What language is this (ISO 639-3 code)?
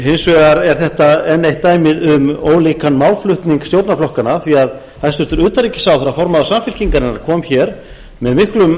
isl